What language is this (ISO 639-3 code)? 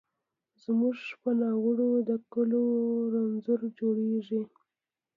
pus